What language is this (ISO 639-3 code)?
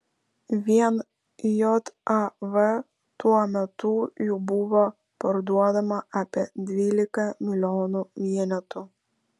lit